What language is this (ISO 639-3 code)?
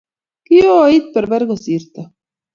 kln